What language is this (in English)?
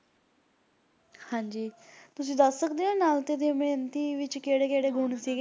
Punjabi